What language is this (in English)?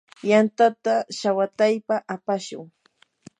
Yanahuanca Pasco Quechua